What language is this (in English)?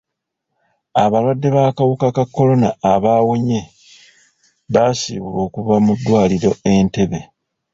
Ganda